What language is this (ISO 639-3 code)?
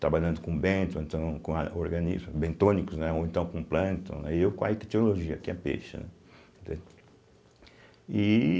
por